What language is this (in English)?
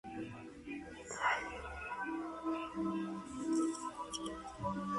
Spanish